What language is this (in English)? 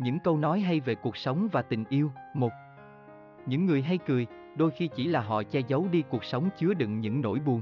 Vietnamese